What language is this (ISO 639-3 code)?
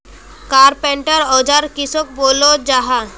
mag